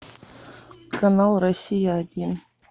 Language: Russian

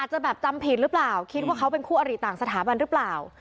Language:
Thai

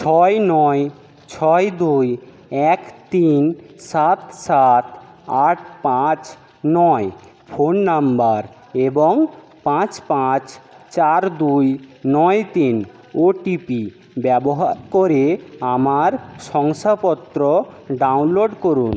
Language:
Bangla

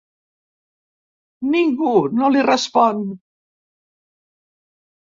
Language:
Catalan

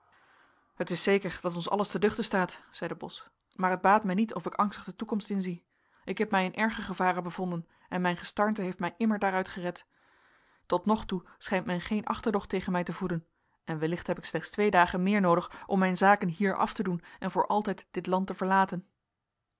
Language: Dutch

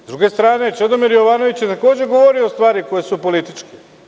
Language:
Serbian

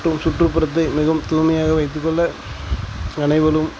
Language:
Tamil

